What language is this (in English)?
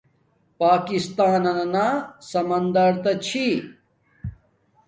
Domaaki